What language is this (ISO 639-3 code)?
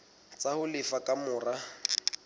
sot